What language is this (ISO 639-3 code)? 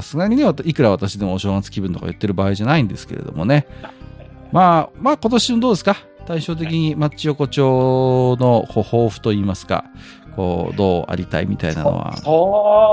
jpn